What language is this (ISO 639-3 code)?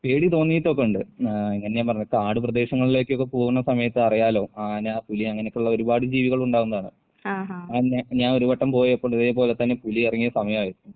mal